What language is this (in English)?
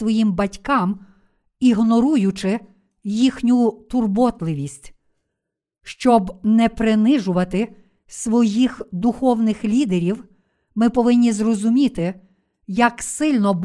Ukrainian